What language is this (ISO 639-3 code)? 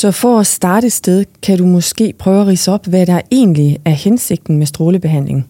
dan